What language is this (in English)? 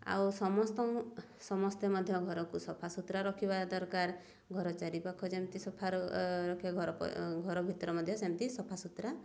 Odia